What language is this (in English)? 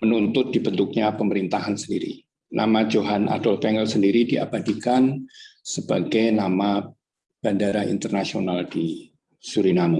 Indonesian